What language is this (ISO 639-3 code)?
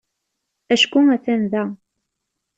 kab